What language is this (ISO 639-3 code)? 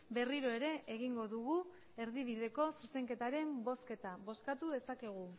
eus